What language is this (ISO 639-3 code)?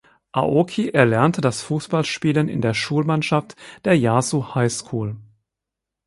deu